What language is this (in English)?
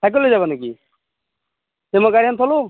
Assamese